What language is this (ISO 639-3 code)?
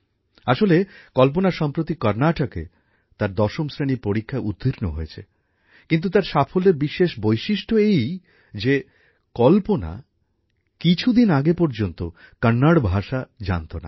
ben